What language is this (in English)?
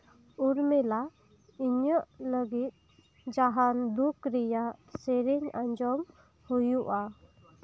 Santali